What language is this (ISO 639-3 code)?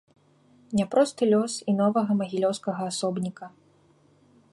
bel